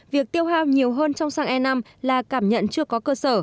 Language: Vietnamese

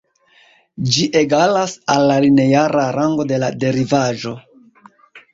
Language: Esperanto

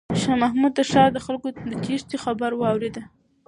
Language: Pashto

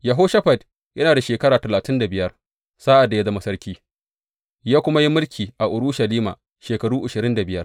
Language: Hausa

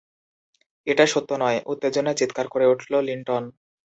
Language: Bangla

